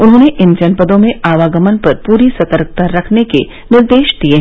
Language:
Hindi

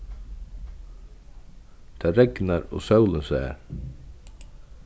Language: Faroese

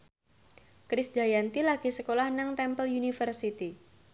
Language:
Javanese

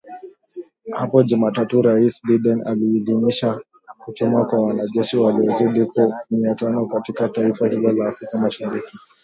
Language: Swahili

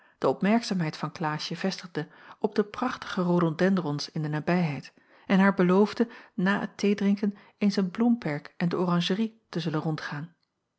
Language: Dutch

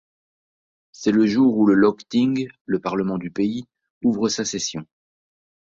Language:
French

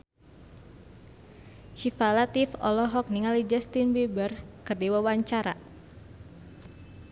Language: Sundanese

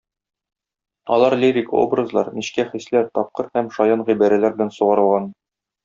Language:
Tatar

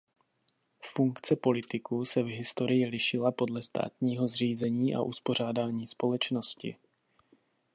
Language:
Czech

